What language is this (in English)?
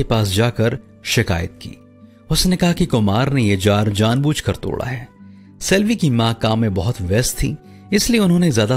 Hindi